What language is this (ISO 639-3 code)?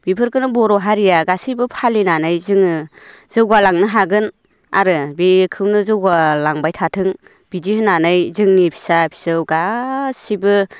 brx